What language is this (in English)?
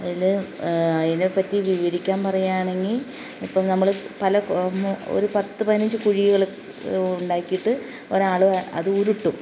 Malayalam